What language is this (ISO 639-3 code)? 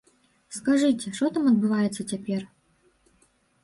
bel